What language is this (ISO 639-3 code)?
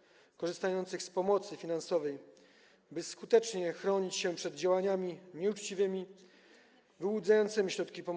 pol